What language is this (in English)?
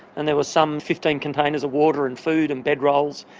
English